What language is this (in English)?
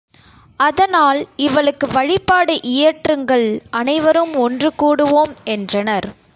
Tamil